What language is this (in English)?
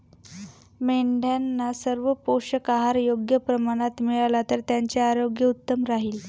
Marathi